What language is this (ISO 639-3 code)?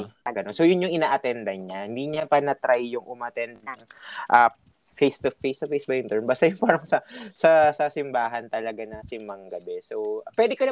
fil